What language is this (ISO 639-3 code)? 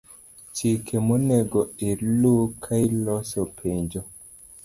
luo